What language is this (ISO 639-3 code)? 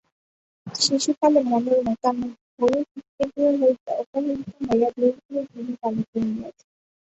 ben